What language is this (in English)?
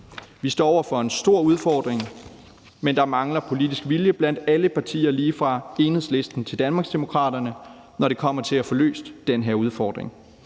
Danish